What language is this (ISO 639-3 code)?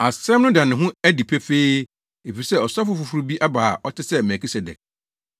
aka